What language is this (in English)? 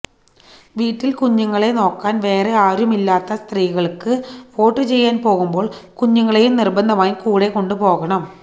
Malayalam